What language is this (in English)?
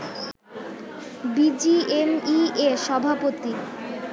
Bangla